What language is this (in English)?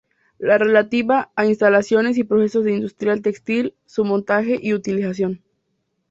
Spanish